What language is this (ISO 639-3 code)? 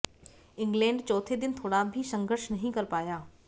hin